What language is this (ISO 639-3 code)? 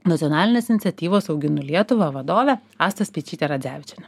lit